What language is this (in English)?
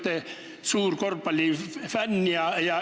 Estonian